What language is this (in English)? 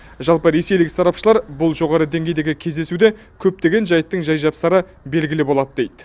Kazakh